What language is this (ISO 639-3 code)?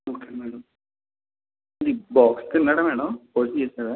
tel